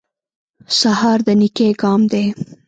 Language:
Pashto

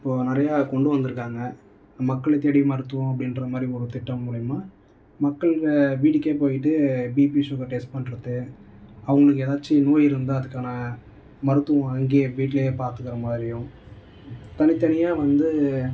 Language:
Tamil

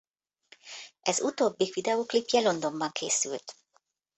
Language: Hungarian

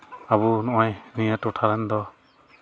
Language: Santali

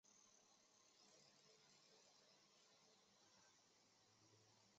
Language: Chinese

